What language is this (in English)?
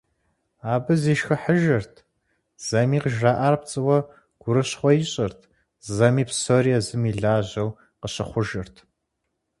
Kabardian